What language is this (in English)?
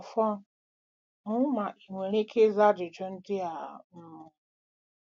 Igbo